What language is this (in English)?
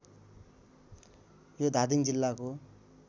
Nepali